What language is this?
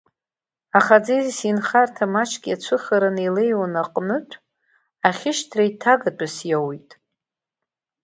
Abkhazian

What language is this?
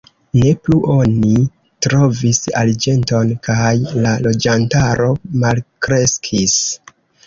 Esperanto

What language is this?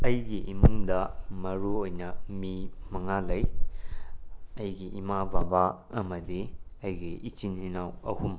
Manipuri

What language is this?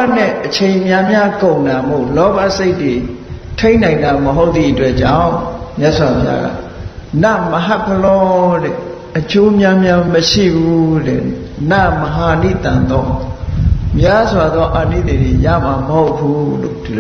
Vietnamese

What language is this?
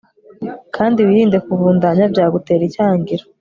Kinyarwanda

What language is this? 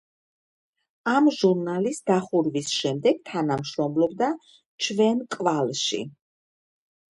Georgian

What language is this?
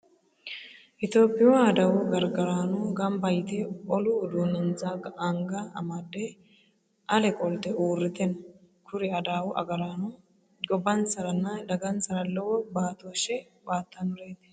Sidamo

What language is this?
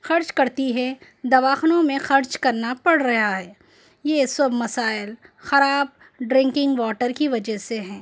Urdu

